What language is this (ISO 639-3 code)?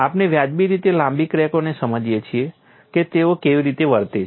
guj